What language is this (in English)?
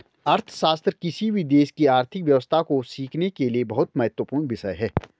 Hindi